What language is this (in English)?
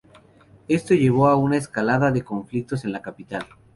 Spanish